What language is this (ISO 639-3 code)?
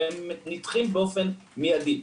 heb